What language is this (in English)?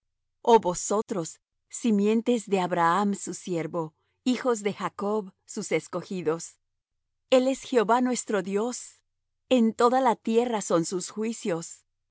Spanish